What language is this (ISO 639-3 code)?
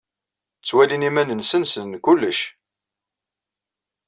kab